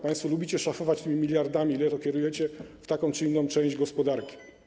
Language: Polish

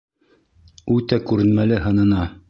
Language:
Bashkir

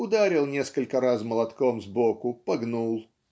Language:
Russian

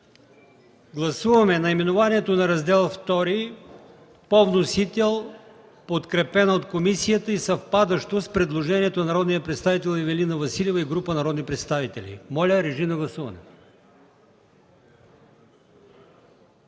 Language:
Bulgarian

